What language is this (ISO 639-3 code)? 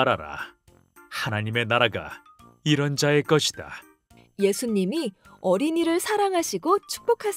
kor